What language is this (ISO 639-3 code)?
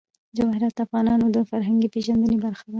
pus